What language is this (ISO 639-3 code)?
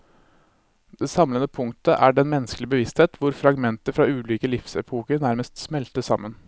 nor